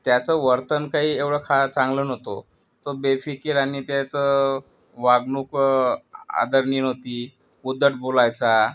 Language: Marathi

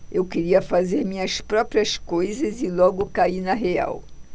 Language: Portuguese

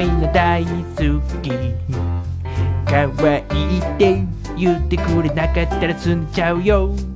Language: Japanese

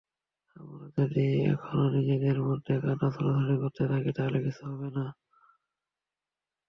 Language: Bangla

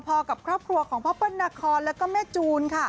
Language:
Thai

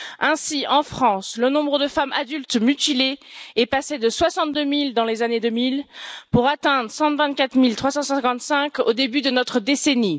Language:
French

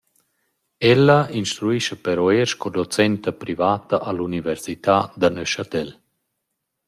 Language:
Romansh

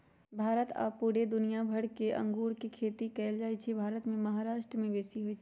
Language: Magahi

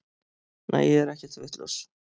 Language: Icelandic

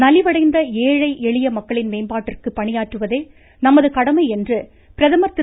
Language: Tamil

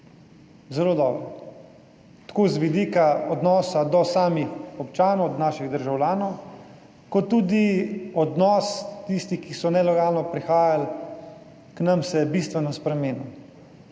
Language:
Slovenian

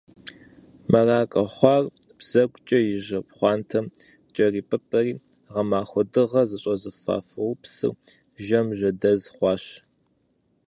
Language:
Kabardian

